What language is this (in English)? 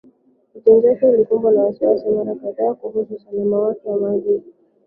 Swahili